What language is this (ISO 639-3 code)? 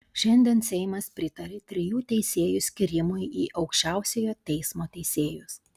lit